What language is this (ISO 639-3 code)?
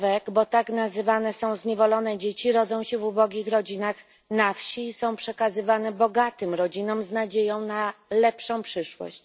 pol